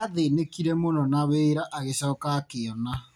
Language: Kikuyu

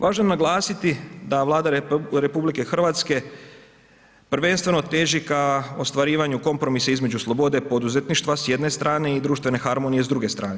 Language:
Croatian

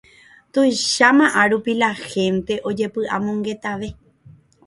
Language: Guarani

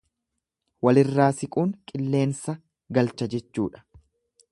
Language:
Oromo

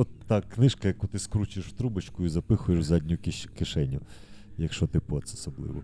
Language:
Ukrainian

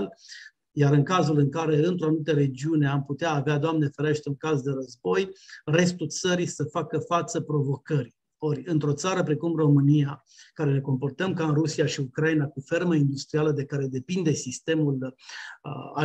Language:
Romanian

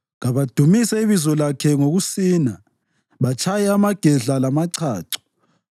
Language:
North Ndebele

